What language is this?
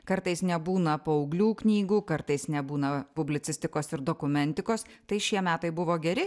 Lithuanian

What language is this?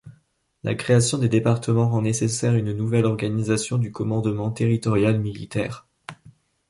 French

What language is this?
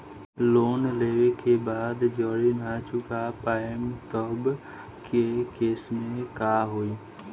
Bhojpuri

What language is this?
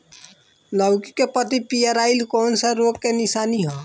Bhojpuri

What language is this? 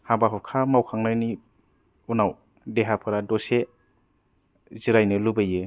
Bodo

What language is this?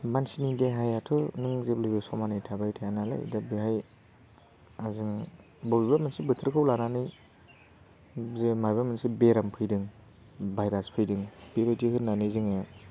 Bodo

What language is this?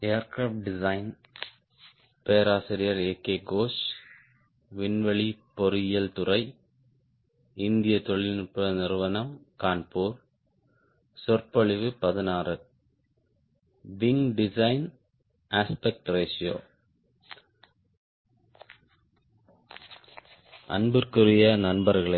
Tamil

